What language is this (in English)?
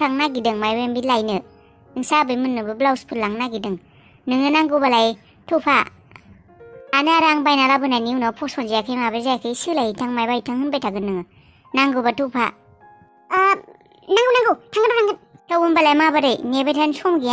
Turkish